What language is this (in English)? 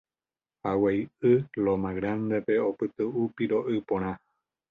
Guarani